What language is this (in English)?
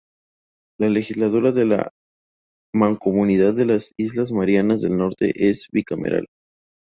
Spanish